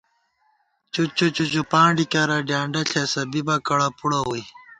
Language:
Gawar-Bati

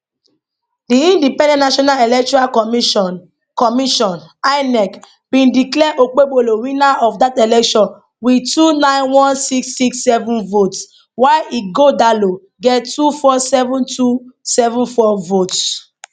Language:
Nigerian Pidgin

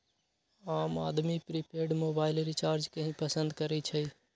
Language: Magahi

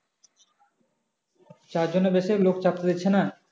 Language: Bangla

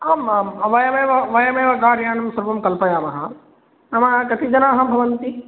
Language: Sanskrit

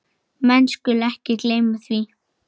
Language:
Icelandic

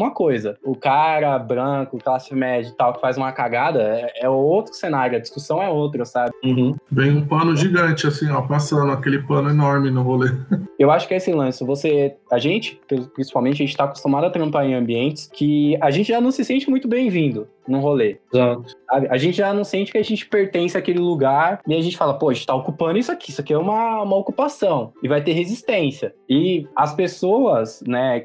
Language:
Portuguese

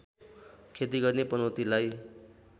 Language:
Nepali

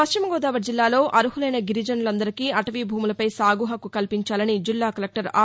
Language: Telugu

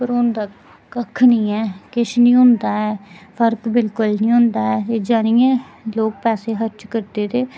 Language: Dogri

